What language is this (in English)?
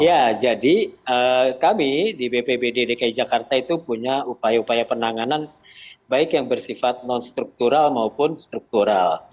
Indonesian